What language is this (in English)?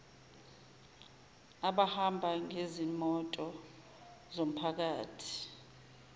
Zulu